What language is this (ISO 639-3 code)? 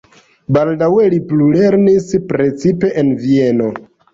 epo